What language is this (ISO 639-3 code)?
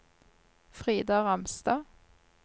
nor